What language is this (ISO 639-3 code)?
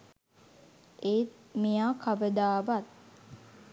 sin